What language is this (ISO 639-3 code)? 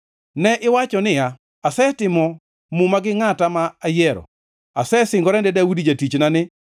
luo